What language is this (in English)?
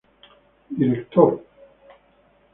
Spanish